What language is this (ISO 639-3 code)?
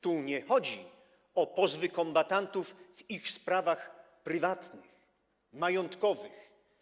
pol